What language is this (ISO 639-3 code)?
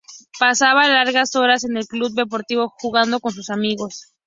spa